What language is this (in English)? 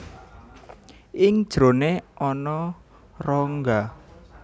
Javanese